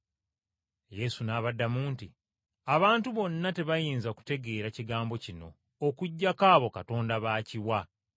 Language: Ganda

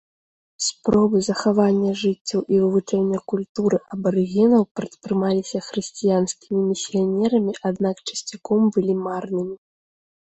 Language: Belarusian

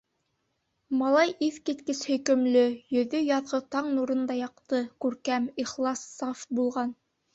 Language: Bashkir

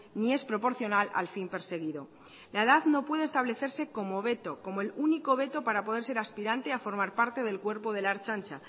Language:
Spanish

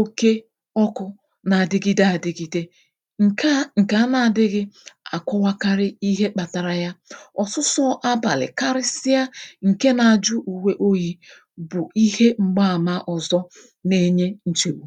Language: Igbo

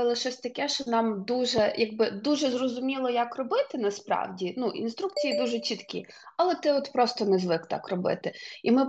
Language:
Ukrainian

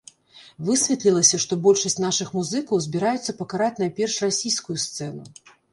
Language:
Belarusian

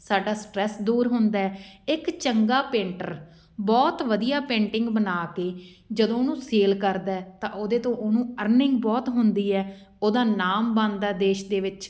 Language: Punjabi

